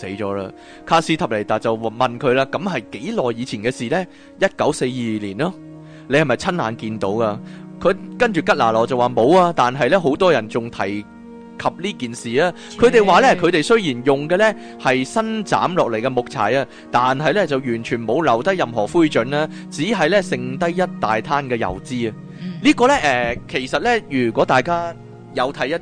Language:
Chinese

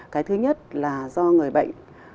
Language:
Vietnamese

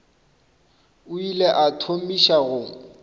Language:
Northern Sotho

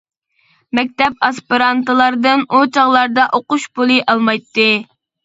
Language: Uyghur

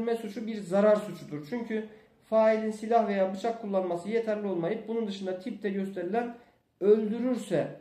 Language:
Turkish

